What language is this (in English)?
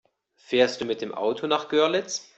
German